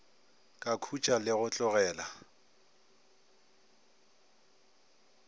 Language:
Northern Sotho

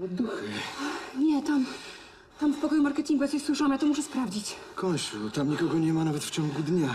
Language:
Polish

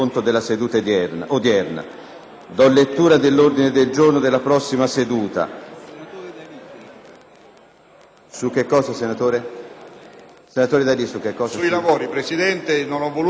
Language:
Italian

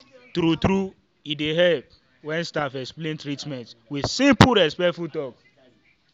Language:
Nigerian Pidgin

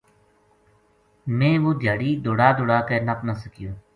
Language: Gujari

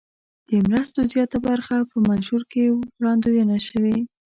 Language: Pashto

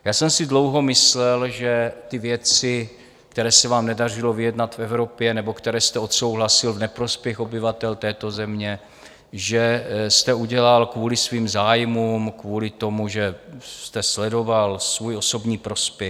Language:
Czech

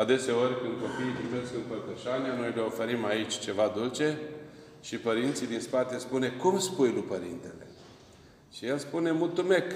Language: Romanian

